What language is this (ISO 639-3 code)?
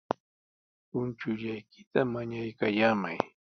qws